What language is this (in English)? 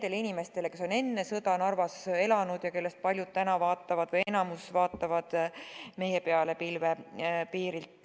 Estonian